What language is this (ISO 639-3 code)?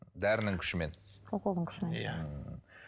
kaz